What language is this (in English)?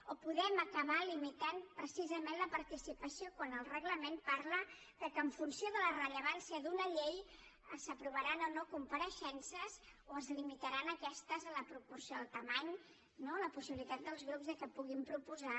Catalan